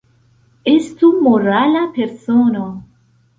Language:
Esperanto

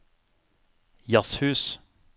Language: Norwegian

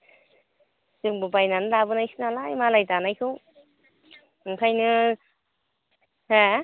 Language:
Bodo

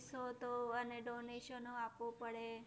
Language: Gujarati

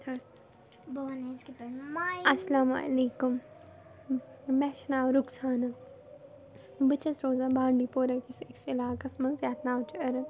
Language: Kashmiri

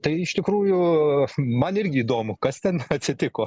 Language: Lithuanian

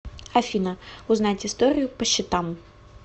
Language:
Russian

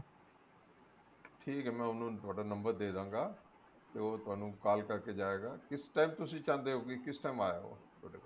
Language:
Punjabi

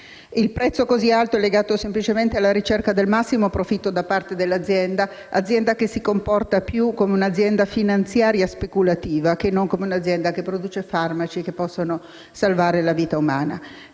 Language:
Italian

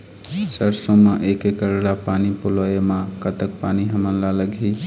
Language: Chhattisgarhi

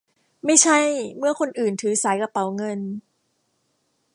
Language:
Thai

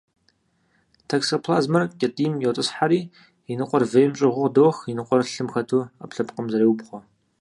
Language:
Kabardian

